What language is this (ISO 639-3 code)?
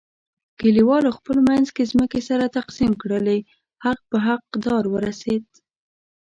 pus